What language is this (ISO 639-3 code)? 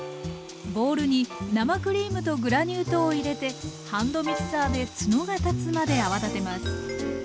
jpn